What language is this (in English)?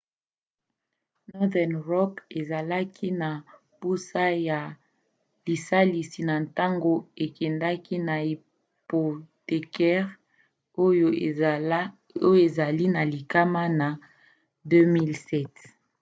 Lingala